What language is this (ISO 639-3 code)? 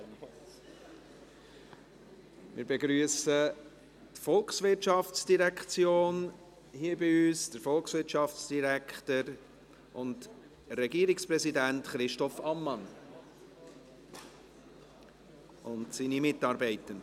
gsw